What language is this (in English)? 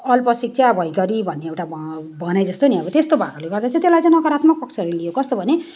Nepali